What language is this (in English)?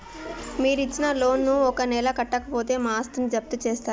Telugu